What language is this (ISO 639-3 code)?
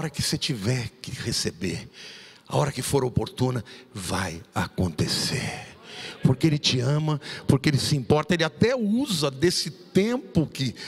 por